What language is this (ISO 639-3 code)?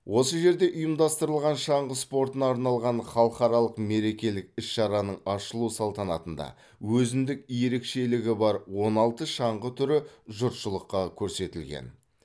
kaz